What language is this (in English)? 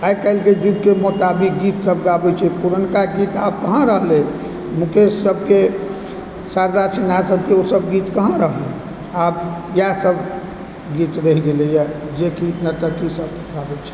Maithili